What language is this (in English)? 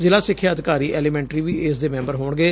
Punjabi